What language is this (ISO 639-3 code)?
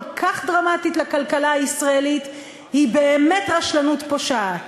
heb